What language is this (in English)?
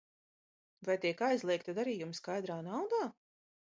Latvian